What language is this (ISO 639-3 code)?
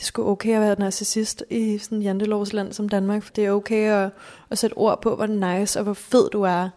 dan